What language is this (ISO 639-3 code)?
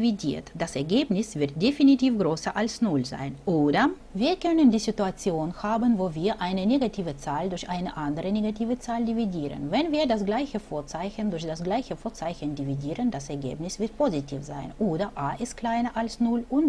deu